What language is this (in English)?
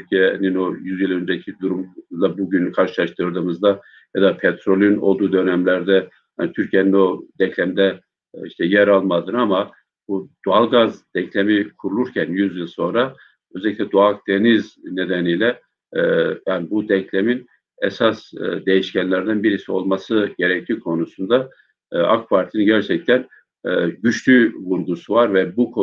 Turkish